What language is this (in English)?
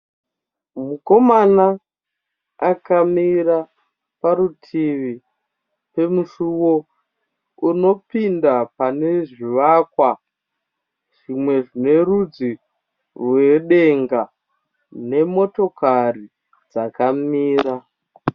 Shona